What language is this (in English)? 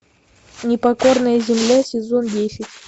Russian